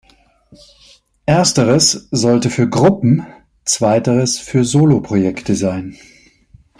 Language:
German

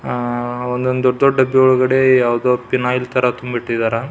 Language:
Kannada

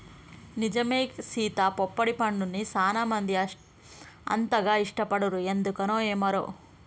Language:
Telugu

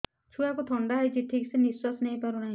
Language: Odia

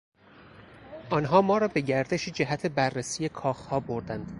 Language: Persian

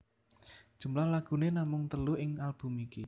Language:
Javanese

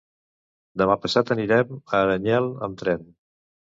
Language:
Catalan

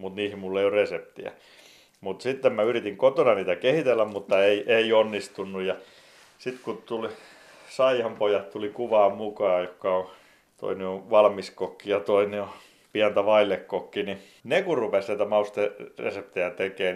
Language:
Finnish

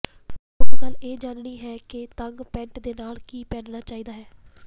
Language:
Punjabi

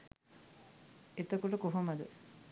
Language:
Sinhala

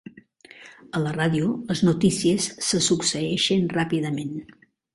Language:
Catalan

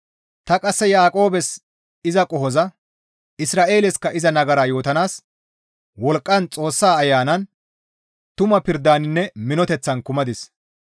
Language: Gamo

